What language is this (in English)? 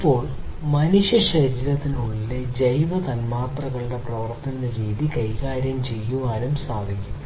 Malayalam